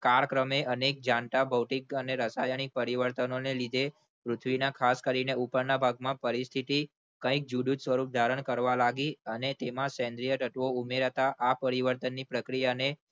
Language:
Gujarati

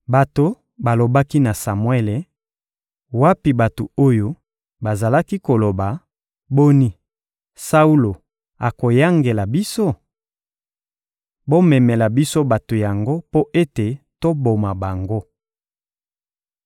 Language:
Lingala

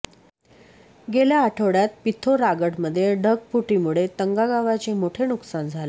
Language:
Marathi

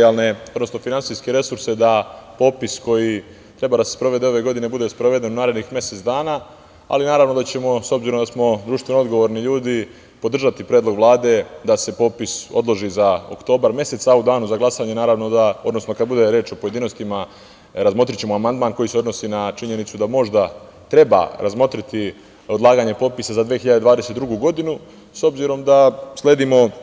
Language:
Serbian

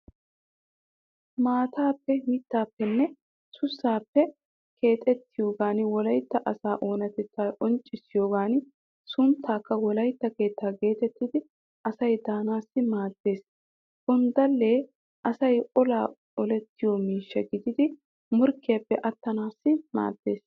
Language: Wolaytta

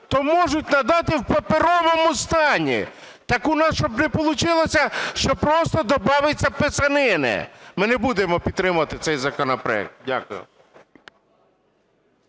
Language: Ukrainian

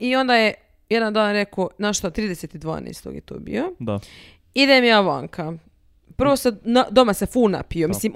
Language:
Croatian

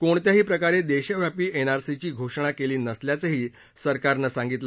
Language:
Marathi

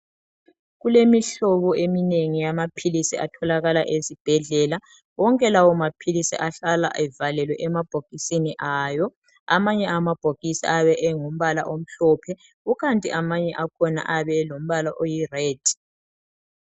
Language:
North Ndebele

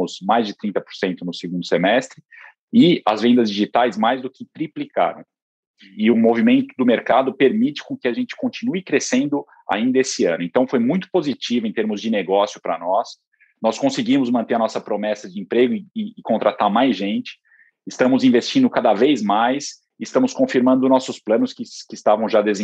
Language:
Portuguese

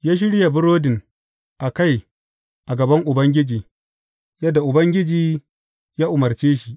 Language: Hausa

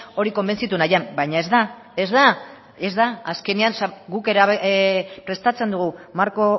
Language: Basque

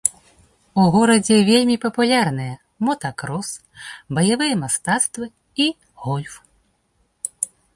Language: Belarusian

